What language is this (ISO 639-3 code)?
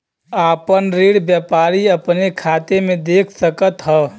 bho